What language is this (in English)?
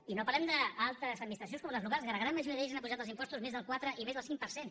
Catalan